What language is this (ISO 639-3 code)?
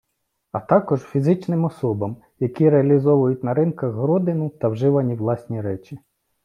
ukr